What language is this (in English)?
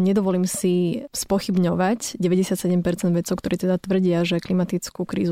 Slovak